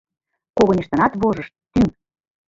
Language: Mari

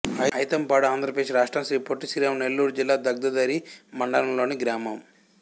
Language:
Telugu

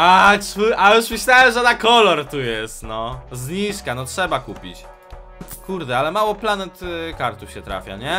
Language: Polish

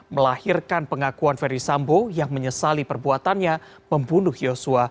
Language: Indonesian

